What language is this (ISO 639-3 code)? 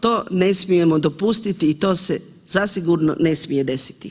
hrv